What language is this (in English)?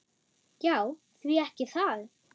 Icelandic